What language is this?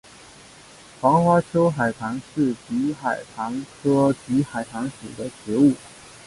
Chinese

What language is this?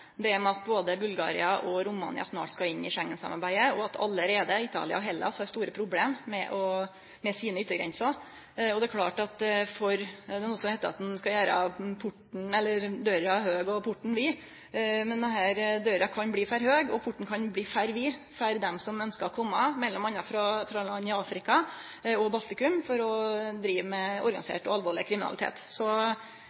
Norwegian Nynorsk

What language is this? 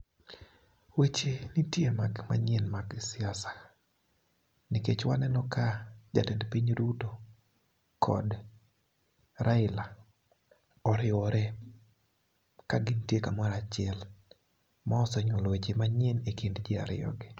Luo (Kenya and Tanzania)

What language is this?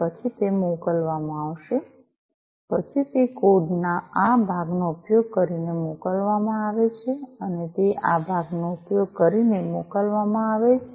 Gujarati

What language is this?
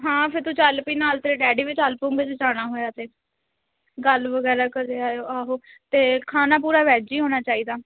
Punjabi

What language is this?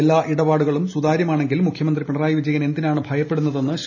Malayalam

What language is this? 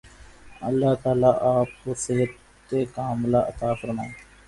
Urdu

